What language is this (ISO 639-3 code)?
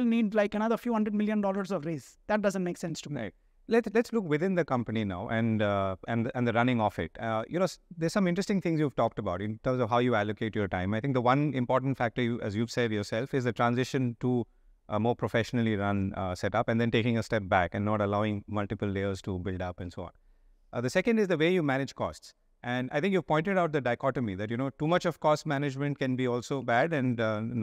eng